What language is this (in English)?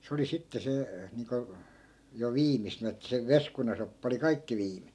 Finnish